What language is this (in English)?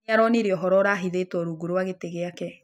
Kikuyu